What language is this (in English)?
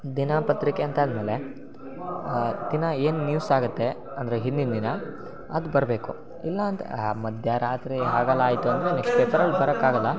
Kannada